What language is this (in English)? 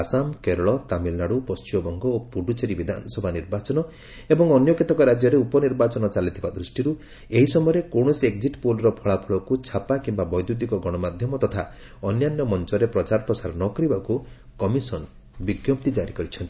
Odia